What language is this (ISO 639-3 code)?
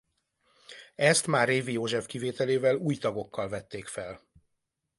hun